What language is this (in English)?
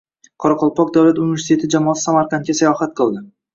Uzbek